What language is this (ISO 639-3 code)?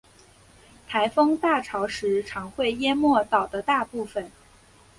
zho